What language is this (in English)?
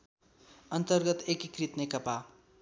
Nepali